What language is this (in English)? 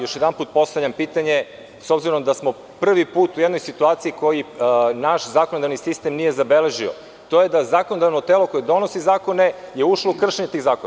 Serbian